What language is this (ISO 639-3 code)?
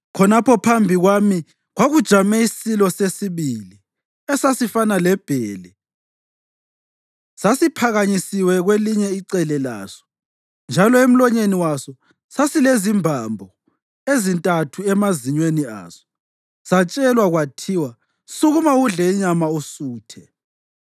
nde